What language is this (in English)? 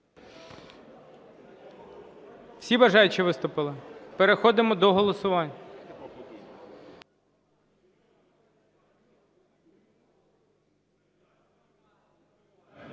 Ukrainian